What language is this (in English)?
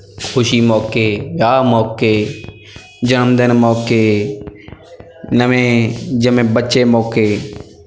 Punjabi